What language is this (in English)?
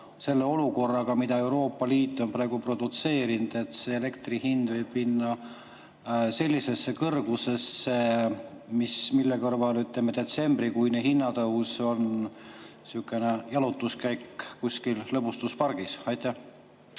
Estonian